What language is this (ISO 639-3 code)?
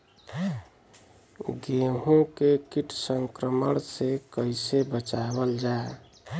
bho